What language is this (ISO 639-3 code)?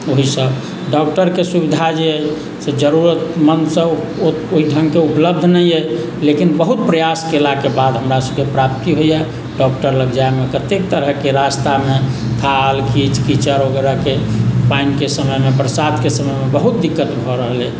mai